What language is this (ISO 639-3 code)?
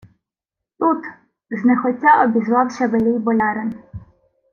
ukr